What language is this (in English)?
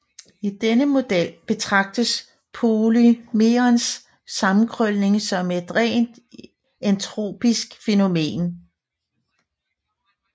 Danish